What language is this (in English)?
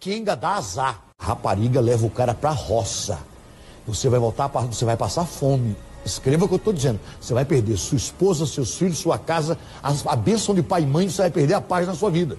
Portuguese